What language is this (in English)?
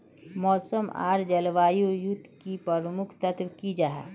Magahi